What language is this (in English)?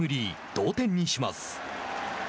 Japanese